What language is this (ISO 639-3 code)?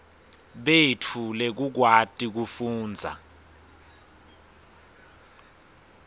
ssw